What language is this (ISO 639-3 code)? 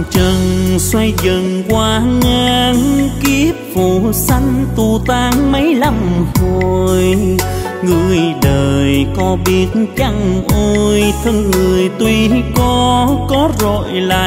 vie